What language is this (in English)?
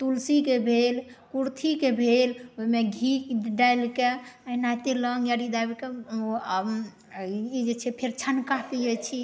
Maithili